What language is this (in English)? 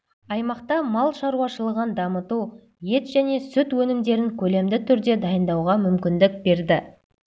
Kazakh